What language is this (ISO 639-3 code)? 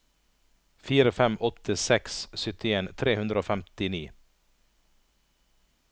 nor